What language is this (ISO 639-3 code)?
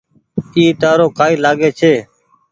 gig